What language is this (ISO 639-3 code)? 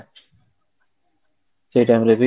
ori